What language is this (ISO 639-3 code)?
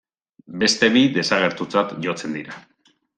eus